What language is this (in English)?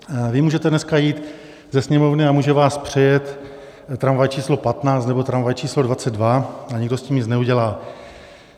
Czech